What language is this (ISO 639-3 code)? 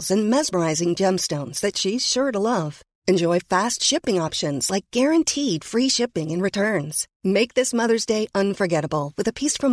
fas